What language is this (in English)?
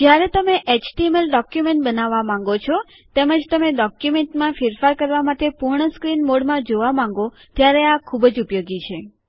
Gujarati